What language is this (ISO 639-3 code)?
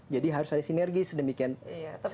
ind